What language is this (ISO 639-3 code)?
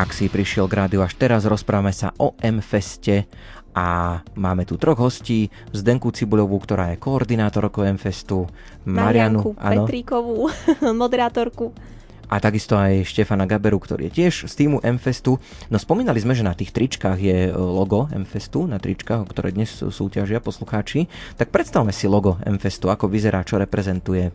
slk